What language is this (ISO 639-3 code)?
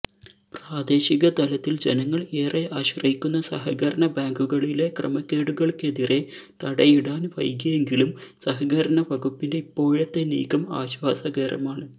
mal